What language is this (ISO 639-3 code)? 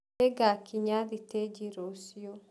kik